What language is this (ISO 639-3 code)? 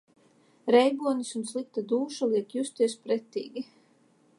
lav